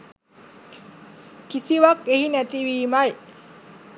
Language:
Sinhala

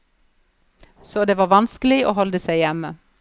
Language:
Norwegian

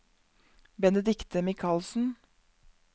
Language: Norwegian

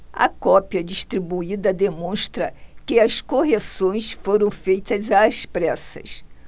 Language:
Portuguese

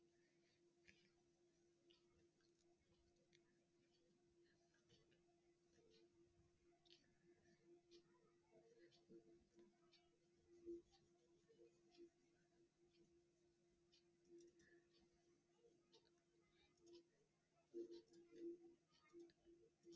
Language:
Marathi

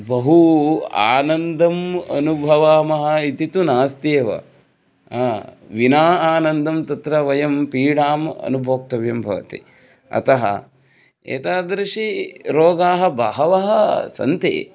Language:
Sanskrit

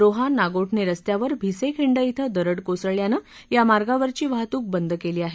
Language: Marathi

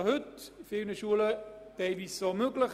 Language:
Swiss German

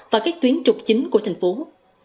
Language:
Vietnamese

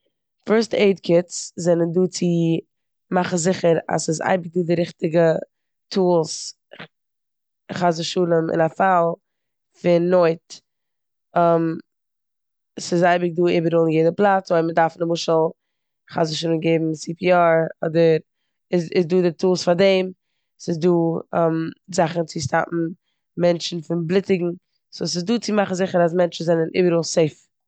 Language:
Yiddish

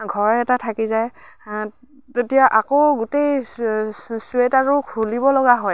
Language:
Assamese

